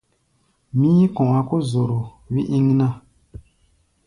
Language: Gbaya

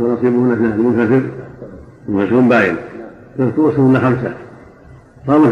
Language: Arabic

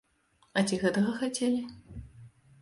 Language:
Belarusian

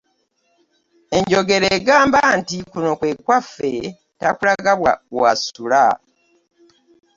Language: Ganda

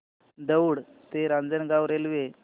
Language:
Marathi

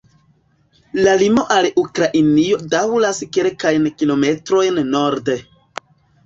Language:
Esperanto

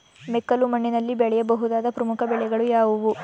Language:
Kannada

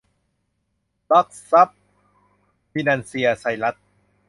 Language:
Thai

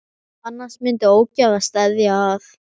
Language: Icelandic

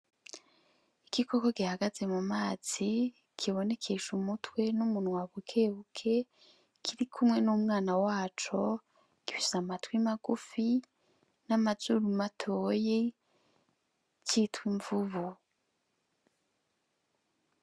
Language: Rundi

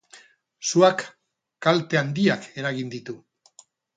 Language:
Basque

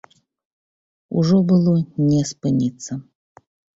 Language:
Belarusian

